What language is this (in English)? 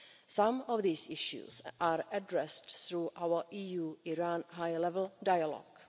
English